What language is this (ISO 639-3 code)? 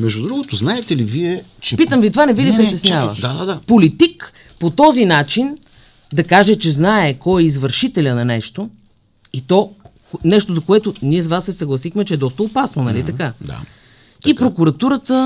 bul